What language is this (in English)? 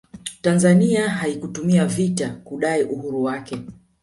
Swahili